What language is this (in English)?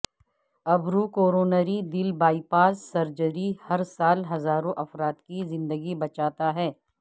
Urdu